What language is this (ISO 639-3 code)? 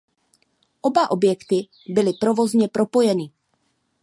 ces